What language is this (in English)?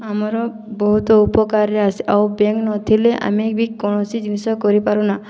Odia